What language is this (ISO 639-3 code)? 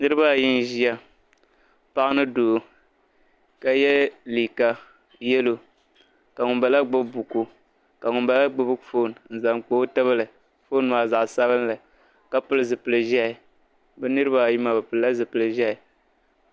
dag